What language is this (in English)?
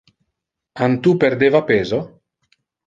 Interlingua